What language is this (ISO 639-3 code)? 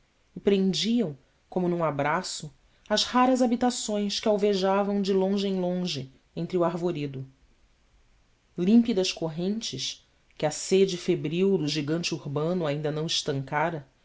por